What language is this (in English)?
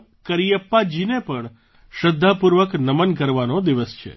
Gujarati